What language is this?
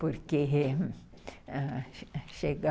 Portuguese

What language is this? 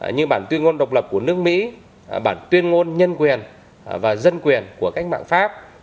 Vietnamese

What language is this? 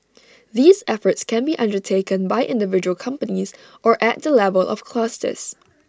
English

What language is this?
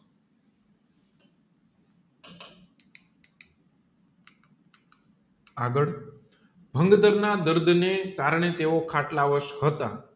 Gujarati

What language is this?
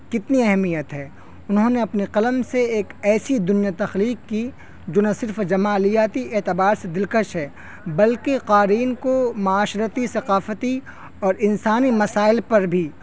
Urdu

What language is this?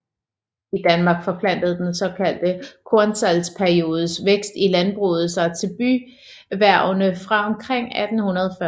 Danish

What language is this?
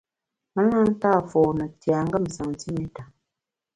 Bamun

